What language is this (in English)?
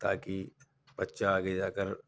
Urdu